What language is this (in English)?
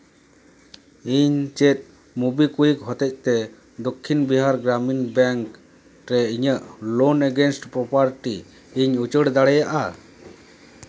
Santali